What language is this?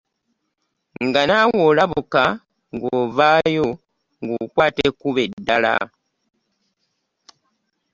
Ganda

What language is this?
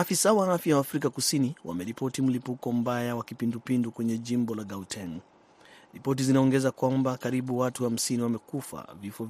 Swahili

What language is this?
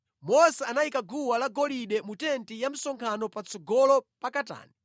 Nyanja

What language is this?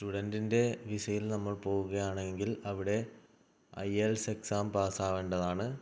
Malayalam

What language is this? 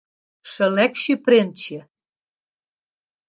Western Frisian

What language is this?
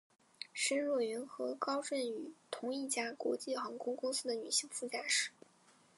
Chinese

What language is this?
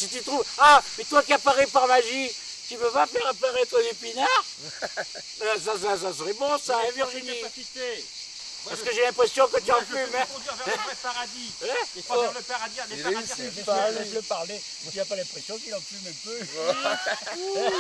French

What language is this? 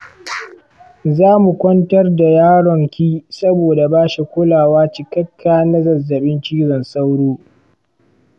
Hausa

